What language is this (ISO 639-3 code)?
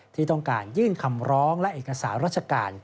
tha